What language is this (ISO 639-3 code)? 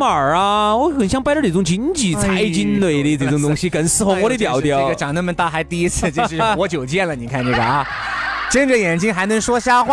zho